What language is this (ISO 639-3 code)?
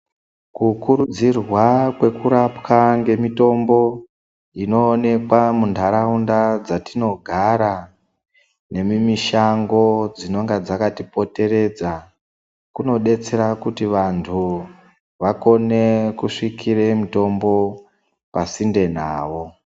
ndc